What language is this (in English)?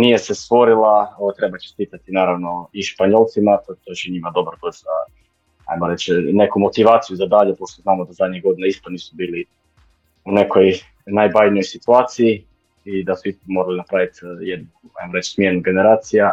Croatian